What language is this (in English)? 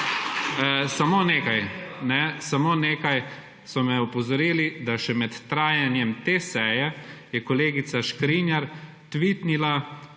Slovenian